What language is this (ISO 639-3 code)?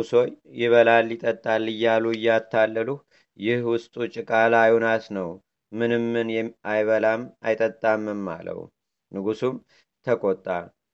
amh